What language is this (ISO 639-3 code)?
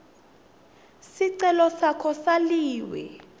ssw